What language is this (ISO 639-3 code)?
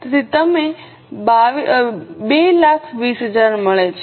guj